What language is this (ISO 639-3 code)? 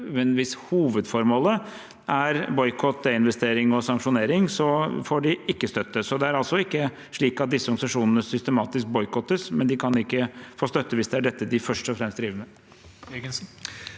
nor